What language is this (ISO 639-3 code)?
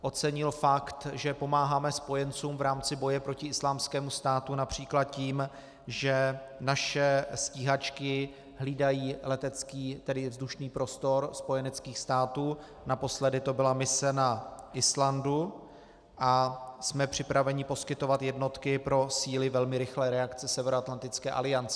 ces